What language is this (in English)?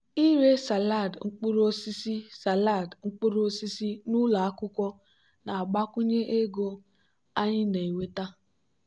Igbo